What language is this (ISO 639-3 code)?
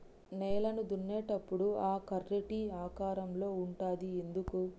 tel